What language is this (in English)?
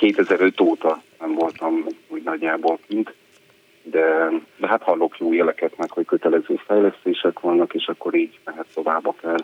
Hungarian